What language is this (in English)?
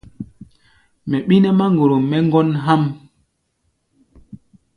Gbaya